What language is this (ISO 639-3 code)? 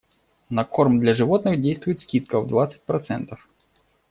rus